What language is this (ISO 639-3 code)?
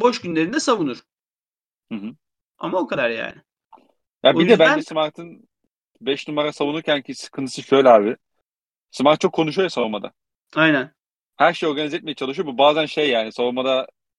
tur